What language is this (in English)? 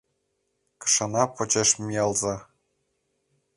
Mari